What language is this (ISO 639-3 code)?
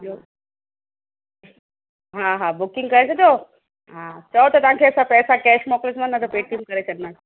snd